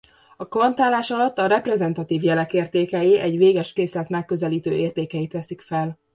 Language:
Hungarian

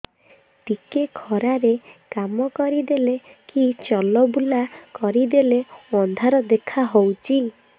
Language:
Odia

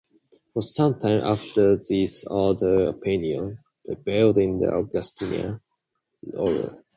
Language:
English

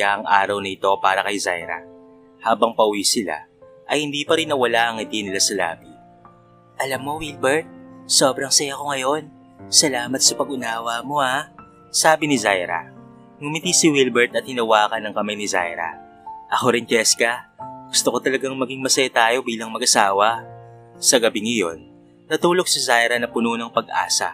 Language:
Filipino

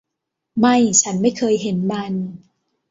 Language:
Thai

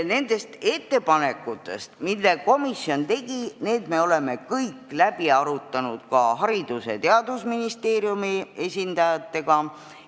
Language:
Estonian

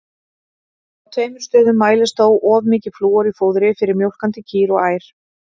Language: Icelandic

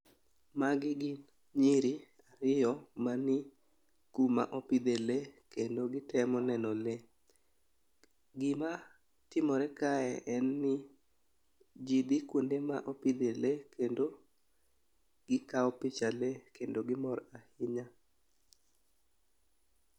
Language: Luo (Kenya and Tanzania)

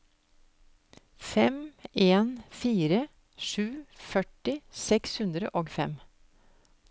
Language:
Norwegian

